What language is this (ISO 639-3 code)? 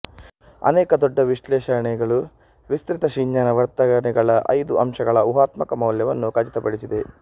kan